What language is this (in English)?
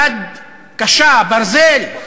Hebrew